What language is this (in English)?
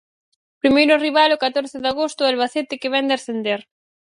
Galician